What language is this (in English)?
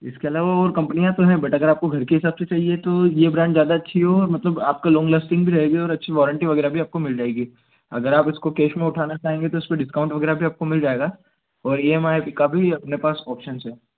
Hindi